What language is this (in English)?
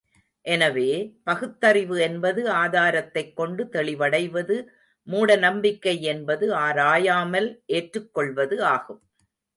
Tamil